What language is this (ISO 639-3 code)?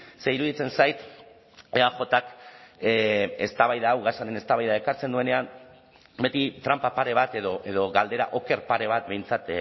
eus